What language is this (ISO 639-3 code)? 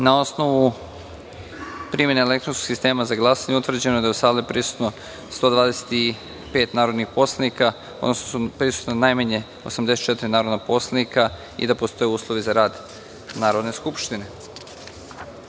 srp